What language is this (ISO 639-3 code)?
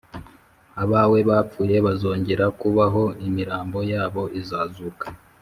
kin